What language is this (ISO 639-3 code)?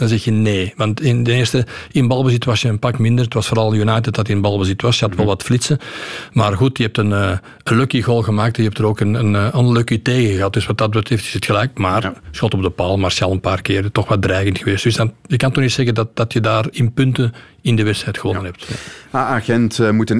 nld